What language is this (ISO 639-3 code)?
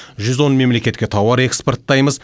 kaz